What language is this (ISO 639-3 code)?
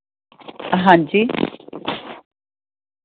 pan